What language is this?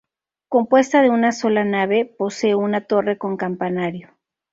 Spanish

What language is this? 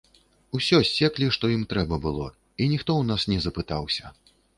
Belarusian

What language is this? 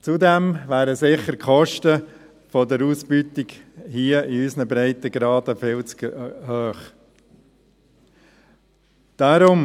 Swiss German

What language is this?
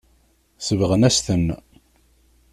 Kabyle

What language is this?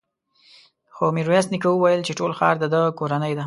Pashto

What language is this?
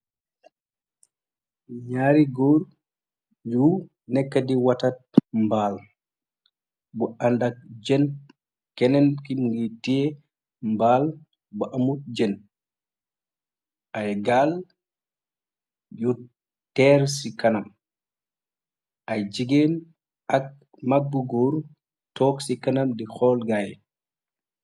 Wolof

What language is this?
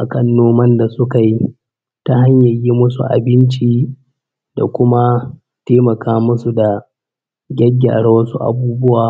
Hausa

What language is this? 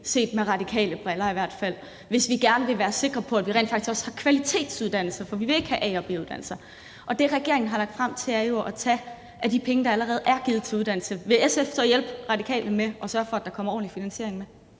Danish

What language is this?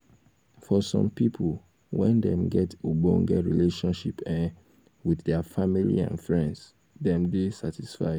Nigerian Pidgin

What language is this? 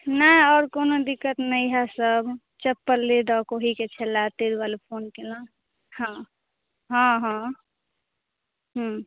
Maithili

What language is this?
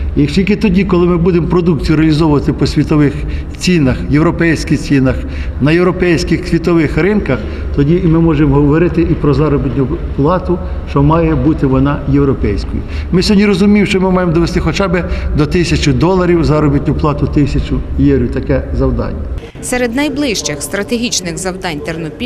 Ukrainian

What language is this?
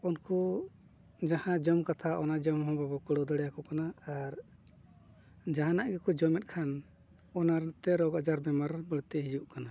Santali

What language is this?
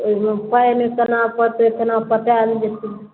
Maithili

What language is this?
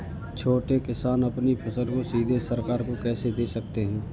Hindi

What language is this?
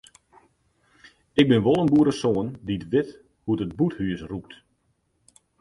Western Frisian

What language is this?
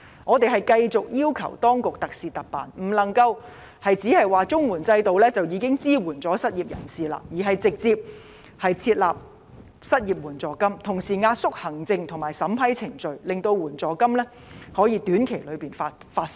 Cantonese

